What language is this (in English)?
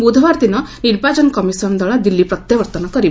Odia